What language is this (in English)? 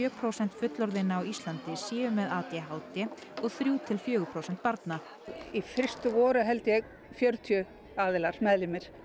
Icelandic